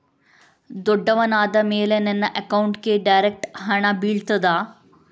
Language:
Kannada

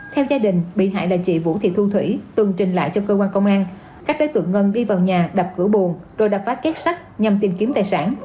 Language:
Vietnamese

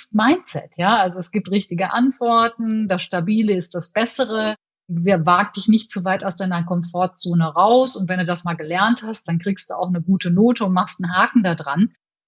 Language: German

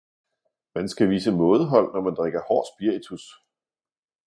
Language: Danish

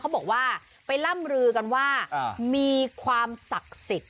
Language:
Thai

